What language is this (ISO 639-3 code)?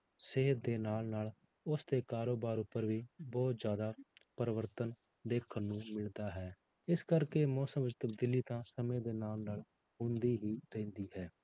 pan